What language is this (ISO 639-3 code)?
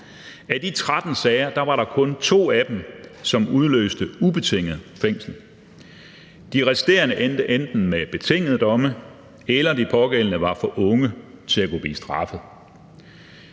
dan